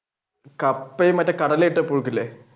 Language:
Malayalam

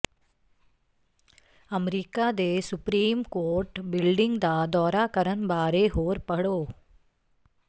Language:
Punjabi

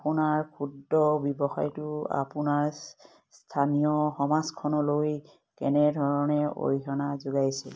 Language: Assamese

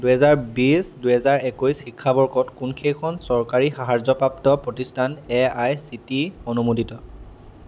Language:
Assamese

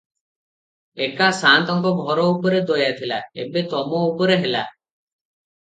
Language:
Odia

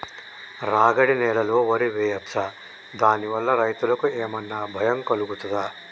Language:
Telugu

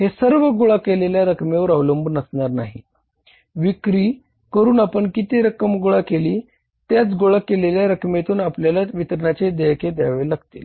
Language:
Marathi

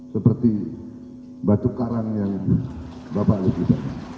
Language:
Indonesian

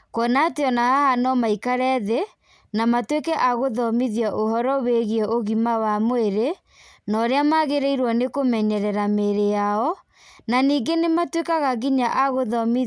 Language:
Kikuyu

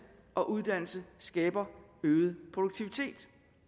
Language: Danish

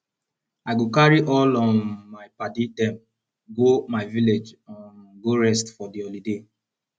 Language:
Nigerian Pidgin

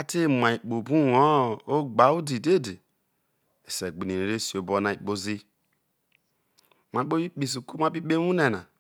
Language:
Isoko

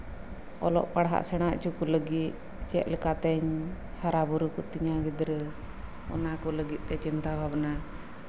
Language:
Santali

